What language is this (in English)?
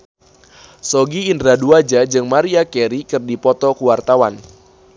Sundanese